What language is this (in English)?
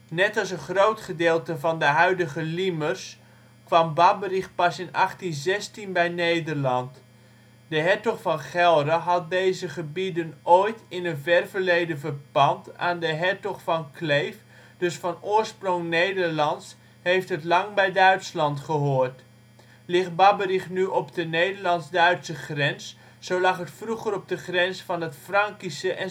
Dutch